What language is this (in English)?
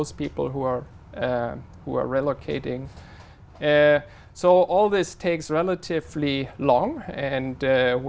Vietnamese